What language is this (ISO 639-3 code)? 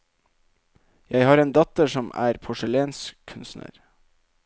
nor